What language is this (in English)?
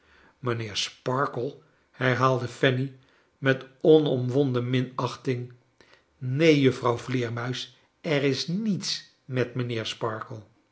Dutch